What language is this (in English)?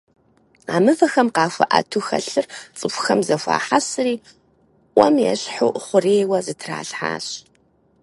Kabardian